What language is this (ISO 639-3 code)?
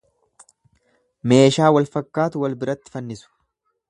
orm